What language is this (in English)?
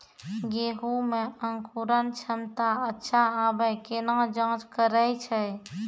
Maithili